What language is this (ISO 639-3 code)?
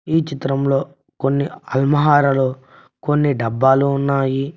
tel